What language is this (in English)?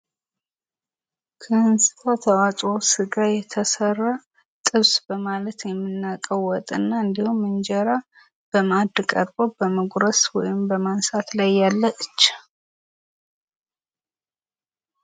Amharic